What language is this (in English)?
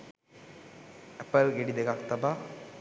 Sinhala